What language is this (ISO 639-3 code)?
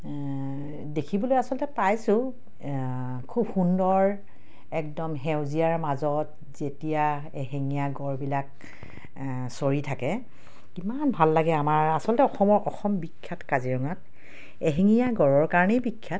asm